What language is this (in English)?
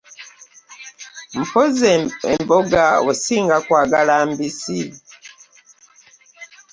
Ganda